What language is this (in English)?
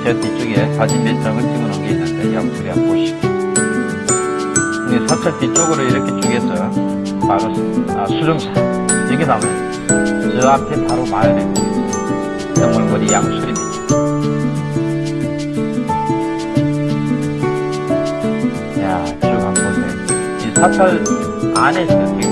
Korean